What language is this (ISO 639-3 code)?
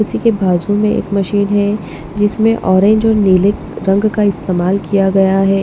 hin